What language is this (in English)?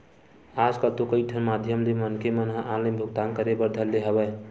Chhattisgarhi